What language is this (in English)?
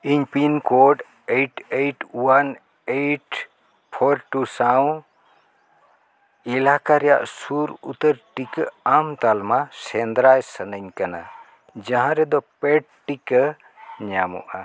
Santali